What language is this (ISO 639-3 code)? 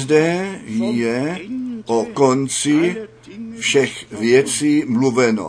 ces